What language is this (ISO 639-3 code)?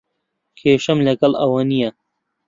ckb